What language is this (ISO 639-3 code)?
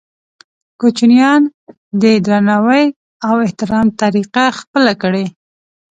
pus